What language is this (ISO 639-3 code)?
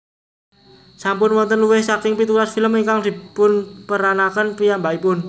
jav